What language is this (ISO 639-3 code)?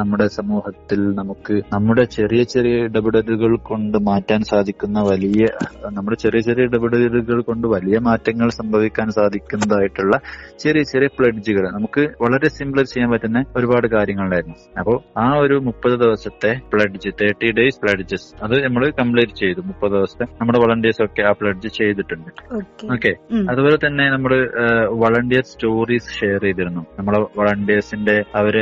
mal